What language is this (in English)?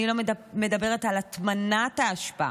Hebrew